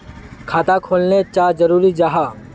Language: Magahi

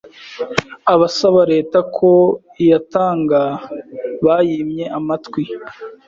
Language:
Kinyarwanda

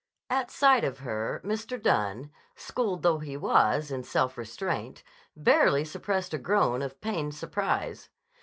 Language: English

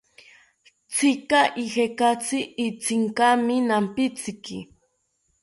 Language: South Ucayali Ashéninka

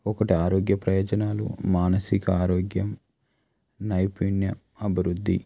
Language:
Telugu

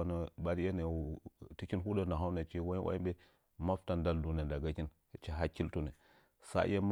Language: Nzanyi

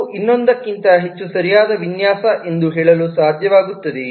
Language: Kannada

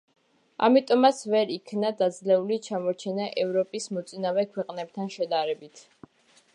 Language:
Georgian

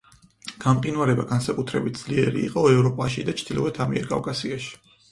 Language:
Georgian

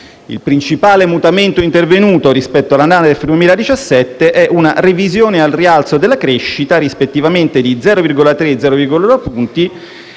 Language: Italian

